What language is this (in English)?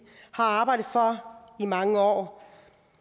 Danish